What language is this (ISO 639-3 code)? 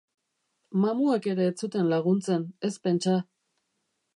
eus